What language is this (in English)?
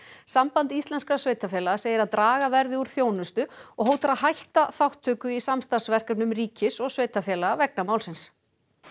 Icelandic